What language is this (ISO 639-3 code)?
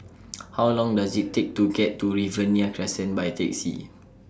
eng